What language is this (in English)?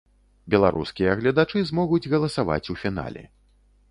Belarusian